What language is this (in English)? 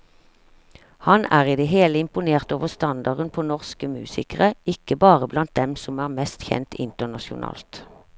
Norwegian